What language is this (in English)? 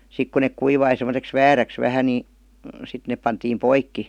Finnish